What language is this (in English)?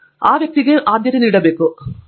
Kannada